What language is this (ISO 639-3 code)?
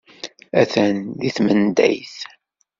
kab